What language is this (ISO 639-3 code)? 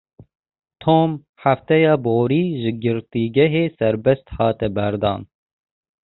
kur